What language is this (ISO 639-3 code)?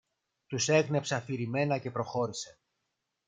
ell